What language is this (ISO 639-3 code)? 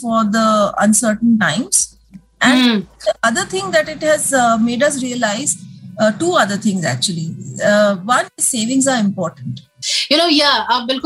hin